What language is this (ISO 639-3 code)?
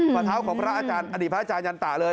tha